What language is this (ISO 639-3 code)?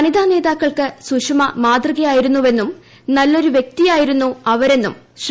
mal